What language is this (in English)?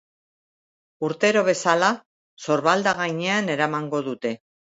Basque